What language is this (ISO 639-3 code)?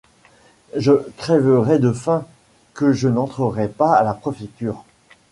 fra